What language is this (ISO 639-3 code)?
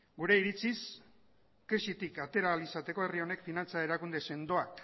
eus